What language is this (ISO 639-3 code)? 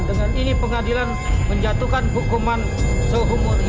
ind